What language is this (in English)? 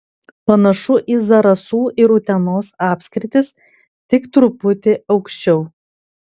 Lithuanian